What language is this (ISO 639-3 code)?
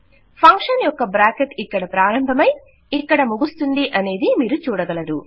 tel